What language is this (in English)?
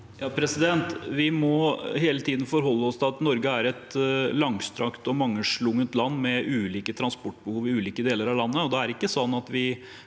Norwegian